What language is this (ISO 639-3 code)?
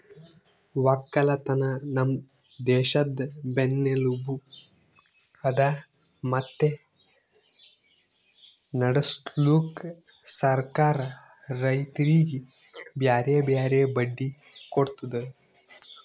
kan